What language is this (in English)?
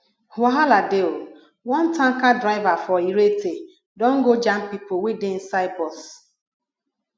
Nigerian Pidgin